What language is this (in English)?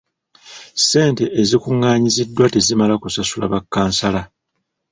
Ganda